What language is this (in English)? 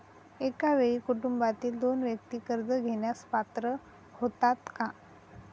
Marathi